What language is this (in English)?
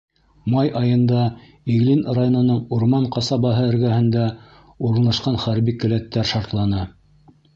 Bashkir